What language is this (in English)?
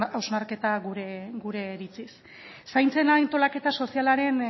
Basque